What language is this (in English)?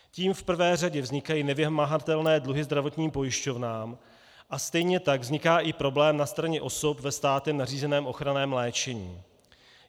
Czech